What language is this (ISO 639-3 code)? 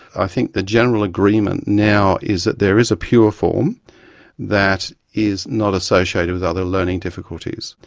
eng